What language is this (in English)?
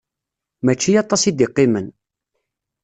Kabyle